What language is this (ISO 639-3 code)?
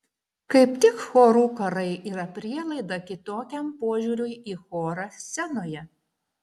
lit